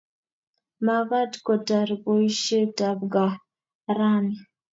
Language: Kalenjin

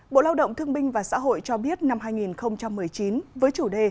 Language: Vietnamese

